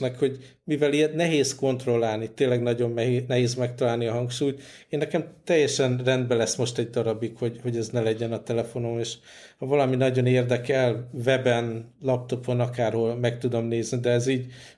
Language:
Hungarian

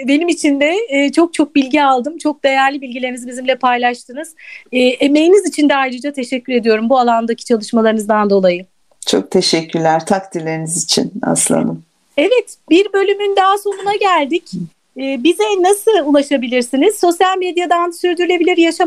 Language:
Turkish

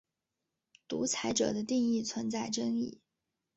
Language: Chinese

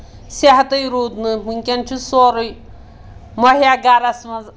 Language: Kashmiri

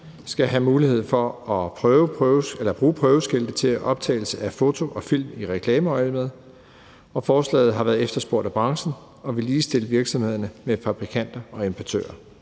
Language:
Danish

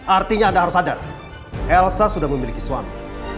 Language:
Indonesian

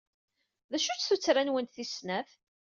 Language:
Kabyle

